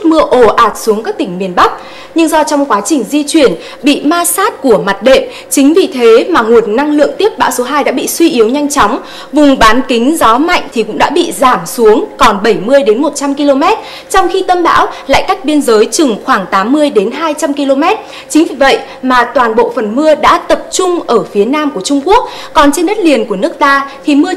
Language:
Vietnamese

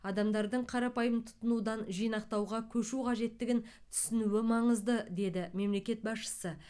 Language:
Kazakh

